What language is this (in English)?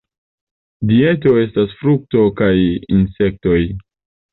Esperanto